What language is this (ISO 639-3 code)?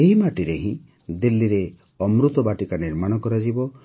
ori